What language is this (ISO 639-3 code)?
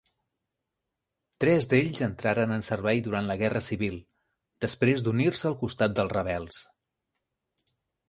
cat